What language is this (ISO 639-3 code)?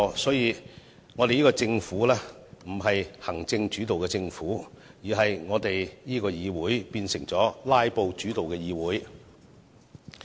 yue